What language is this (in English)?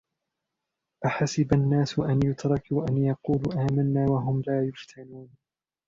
Arabic